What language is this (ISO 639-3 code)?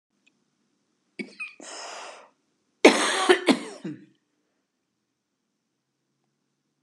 fry